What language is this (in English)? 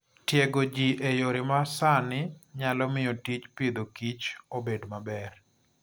Luo (Kenya and Tanzania)